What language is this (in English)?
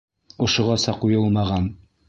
Bashkir